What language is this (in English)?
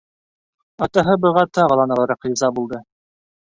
Bashkir